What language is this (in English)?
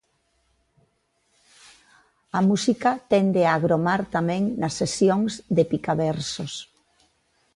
Galician